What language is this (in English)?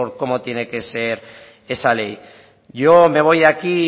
Spanish